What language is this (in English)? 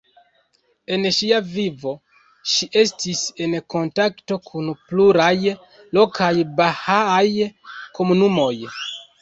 Esperanto